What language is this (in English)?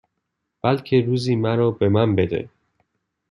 Persian